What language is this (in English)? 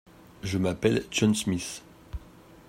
French